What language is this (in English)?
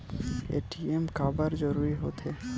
Chhattisgarhi